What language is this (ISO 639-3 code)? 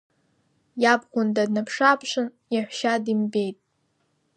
abk